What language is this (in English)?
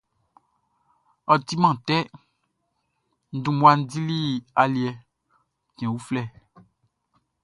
Baoulé